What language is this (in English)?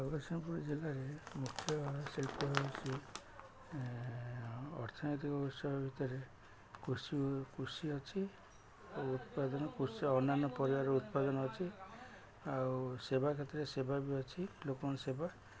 Odia